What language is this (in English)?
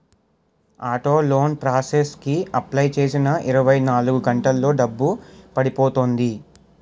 Telugu